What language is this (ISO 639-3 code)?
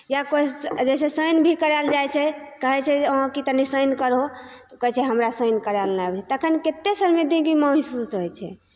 mai